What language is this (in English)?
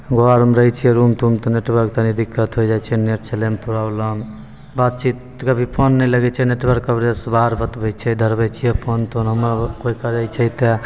Maithili